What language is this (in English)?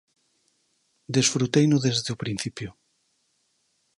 Galician